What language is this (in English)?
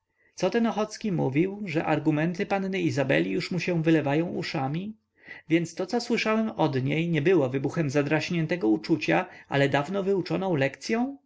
Polish